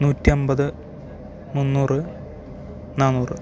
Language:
Malayalam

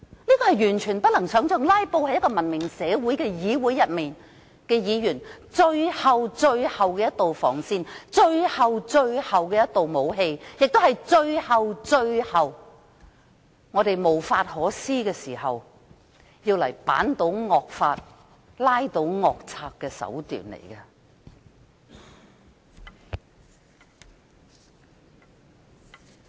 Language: Cantonese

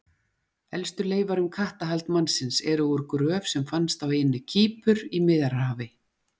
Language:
Icelandic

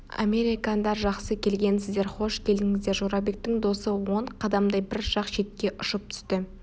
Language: Kazakh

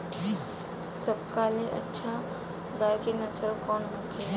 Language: Bhojpuri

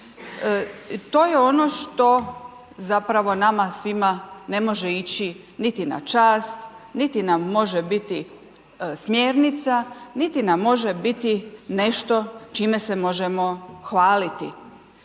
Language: Croatian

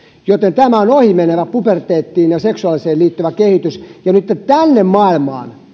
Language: Finnish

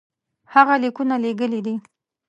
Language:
Pashto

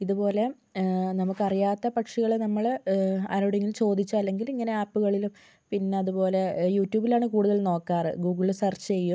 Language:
Malayalam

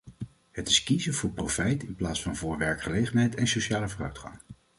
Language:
Dutch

